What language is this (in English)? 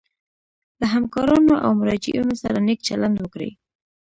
Pashto